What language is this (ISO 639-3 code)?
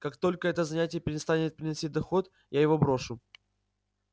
rus